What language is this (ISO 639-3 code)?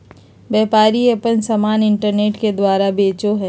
mag